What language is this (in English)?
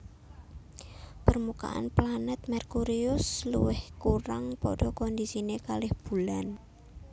Javanese